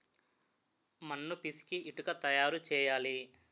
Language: Telugu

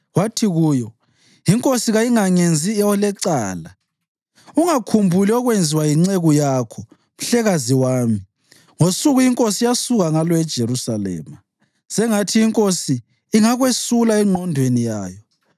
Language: North Ndebele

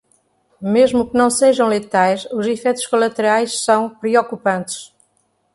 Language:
Portuguese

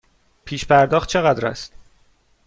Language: Persian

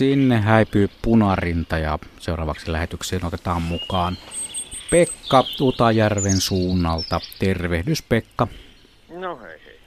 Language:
Finnish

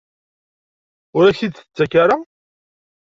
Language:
Kabyle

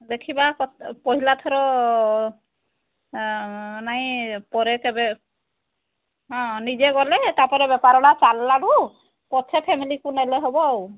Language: Odia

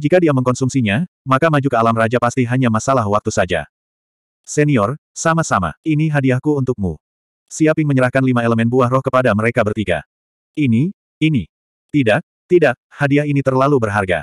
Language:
Indonesian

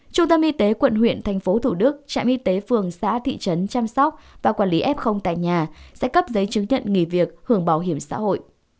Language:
Vietnamese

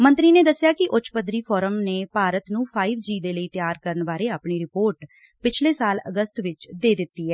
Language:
Punjabi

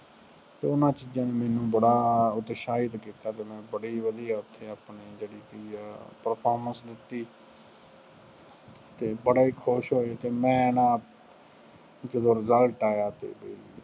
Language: Punjabi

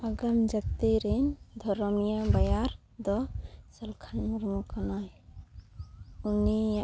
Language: Santali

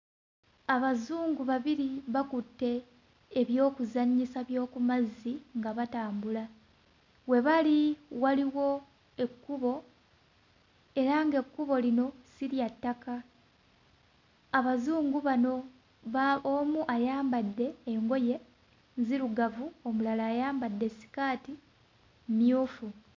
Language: Ganda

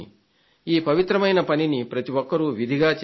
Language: Telugu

